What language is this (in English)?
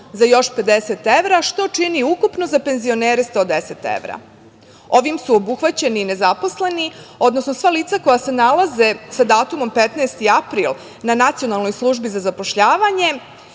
Serbian